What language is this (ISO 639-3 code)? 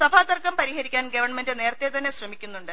mal